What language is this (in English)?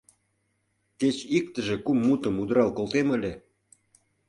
Mari